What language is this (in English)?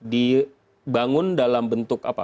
Indonesian